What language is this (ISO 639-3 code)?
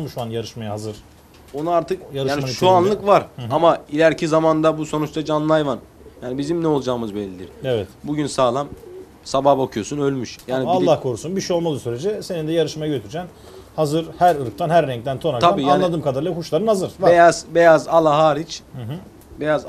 tur